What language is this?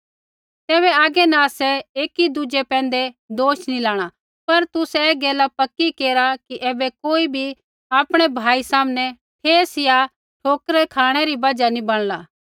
Kullu Pahari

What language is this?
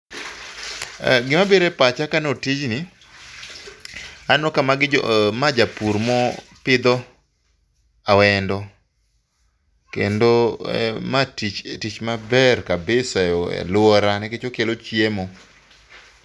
Luo (Kenya and Tanzania)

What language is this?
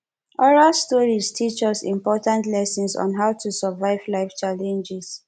Nigerian Pidgin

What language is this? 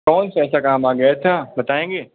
Hindi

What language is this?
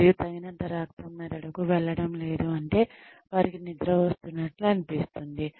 Telugu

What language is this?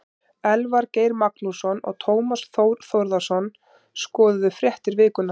Icelandic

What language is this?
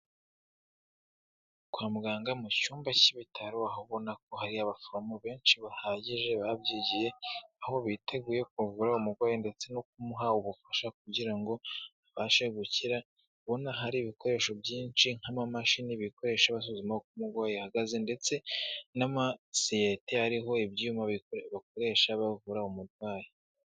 Kinyarwanda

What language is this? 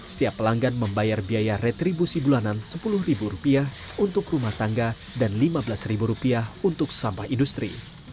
Indonesian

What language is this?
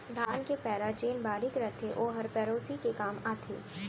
Chhattisgarhi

